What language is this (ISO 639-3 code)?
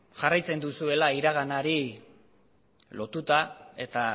eus